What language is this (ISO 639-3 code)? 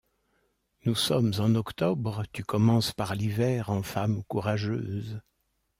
fra